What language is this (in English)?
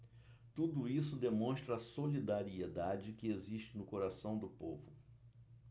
Portuguese